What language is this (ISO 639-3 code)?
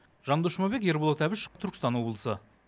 kaz